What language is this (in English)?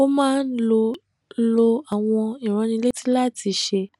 Yoruba